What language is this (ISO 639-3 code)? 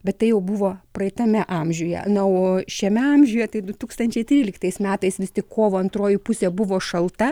lit